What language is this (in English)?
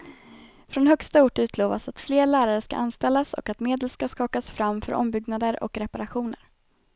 Swedish